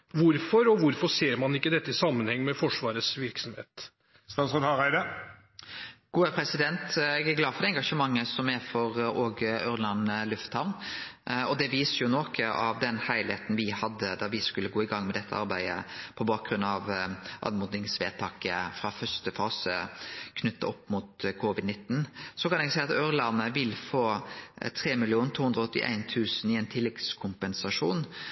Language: Norwegian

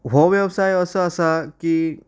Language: Konkani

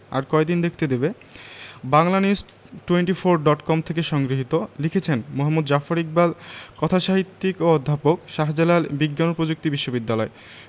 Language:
Bangla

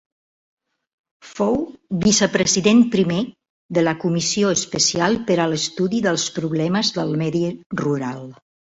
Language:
Catalan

